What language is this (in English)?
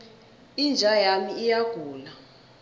South Ndebele